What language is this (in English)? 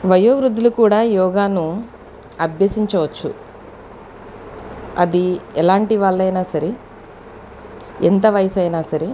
Telugu